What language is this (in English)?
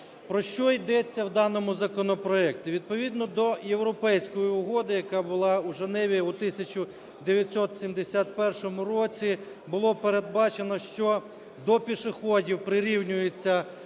Ukrainian